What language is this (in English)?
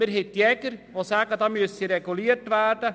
Swiss German